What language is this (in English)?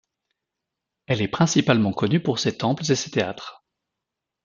French